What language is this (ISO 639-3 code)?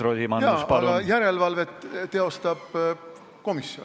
est